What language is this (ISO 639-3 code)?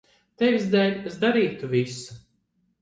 lav